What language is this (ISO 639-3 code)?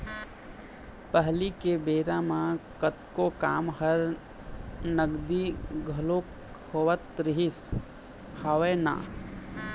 hne